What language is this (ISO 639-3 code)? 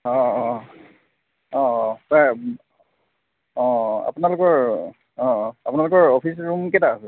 asm